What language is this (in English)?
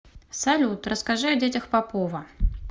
Russian